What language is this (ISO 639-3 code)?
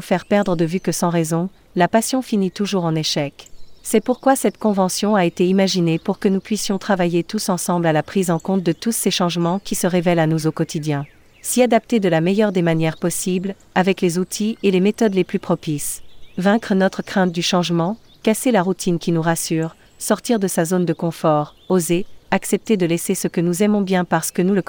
fra